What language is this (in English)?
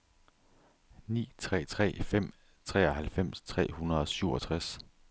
Danish